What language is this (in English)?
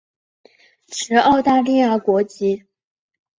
Chinese